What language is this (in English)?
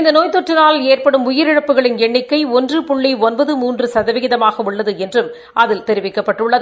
Tamil